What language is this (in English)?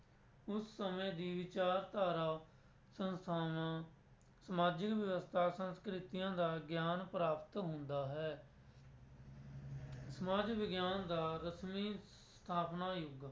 Punjabi